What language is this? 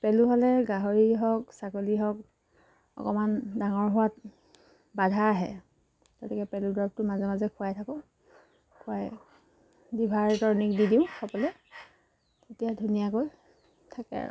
Assamese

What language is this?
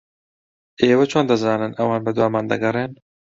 Central Kurdish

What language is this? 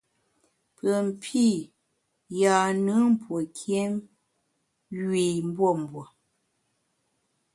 Bamun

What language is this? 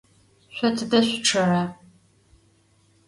Adyghe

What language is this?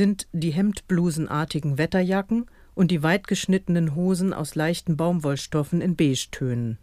German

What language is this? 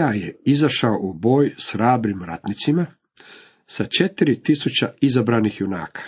Croatian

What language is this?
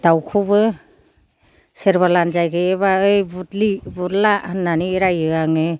Bodo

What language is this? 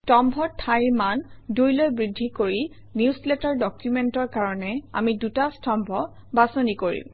Assamese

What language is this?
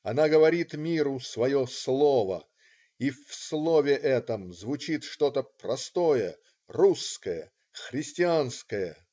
Russian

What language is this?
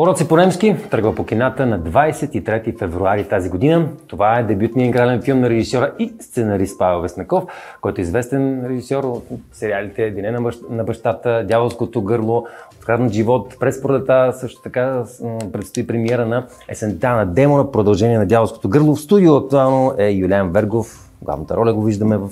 Bulgarian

